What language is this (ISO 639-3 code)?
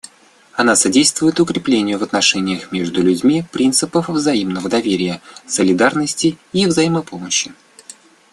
rus